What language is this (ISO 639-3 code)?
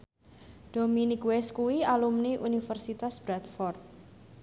jav